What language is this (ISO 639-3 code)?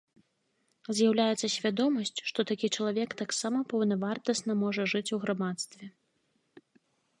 bel